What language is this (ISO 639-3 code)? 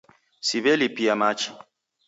dav